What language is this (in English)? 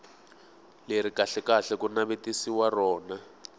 Tsonga